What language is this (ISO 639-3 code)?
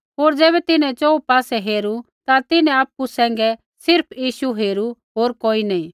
kfx